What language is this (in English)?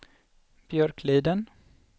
Swedish